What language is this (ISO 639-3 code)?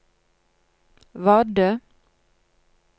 nor